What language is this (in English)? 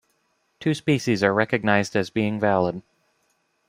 English